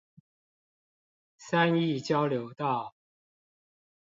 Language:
Chinese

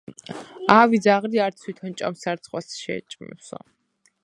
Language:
Georgian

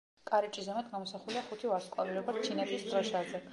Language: Georgian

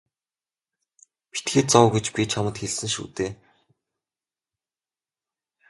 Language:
Mongolian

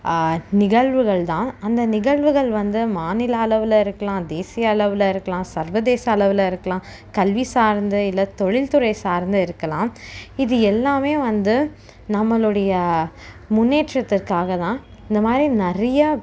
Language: Tamil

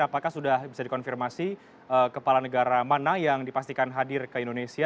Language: Indonesian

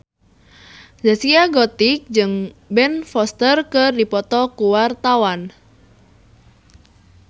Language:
Sundanese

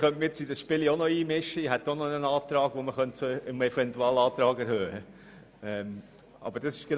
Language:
Swiss German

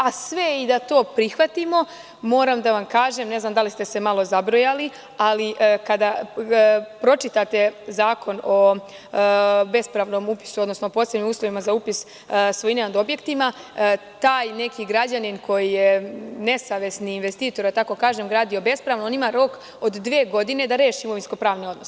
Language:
Serbian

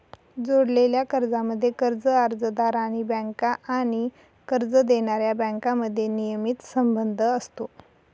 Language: Marathi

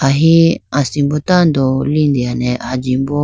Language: Idu-Mishmi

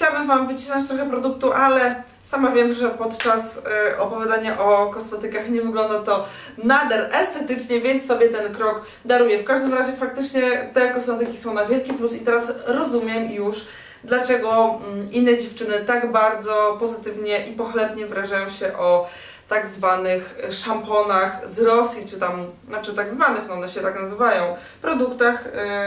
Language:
Polish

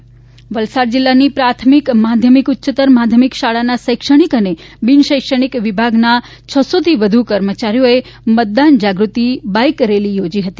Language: Gujarati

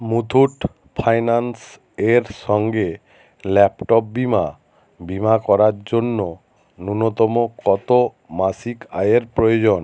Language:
Bangla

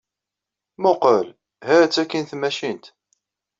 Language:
Kabyle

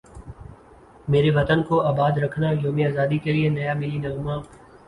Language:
Urdu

